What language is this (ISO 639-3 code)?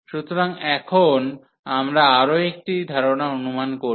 ben